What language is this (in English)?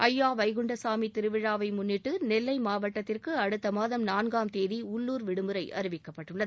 Tamil